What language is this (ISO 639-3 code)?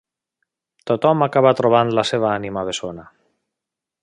cat